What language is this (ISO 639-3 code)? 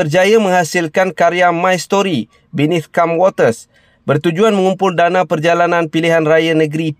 msa